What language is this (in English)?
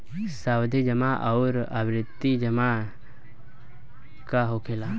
Bhojpuri